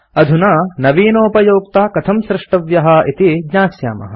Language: Sanskrit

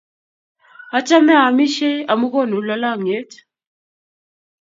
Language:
Kalenjin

